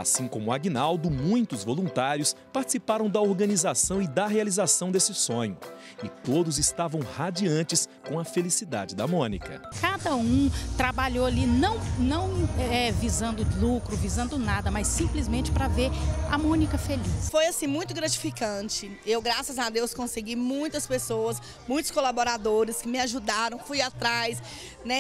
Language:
Portuguese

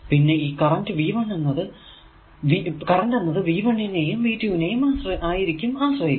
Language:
Malayalam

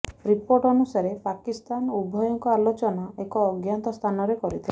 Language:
Odia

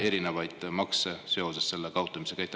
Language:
Estonian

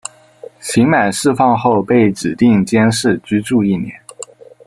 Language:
Chinese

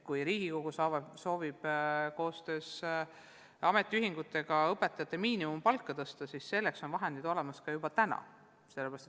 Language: Estonian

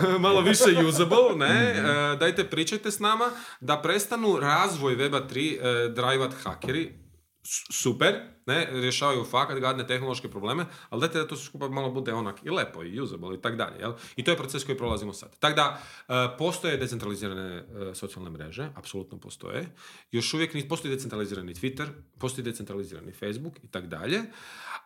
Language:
Croatian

